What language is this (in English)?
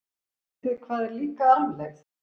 Icelandic